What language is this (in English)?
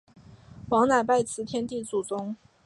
Chinese